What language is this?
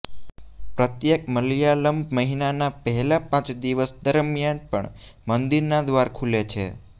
Gujarati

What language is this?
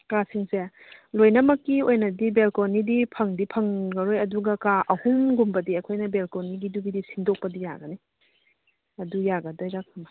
Manipuri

